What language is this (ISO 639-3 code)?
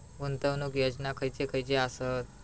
mar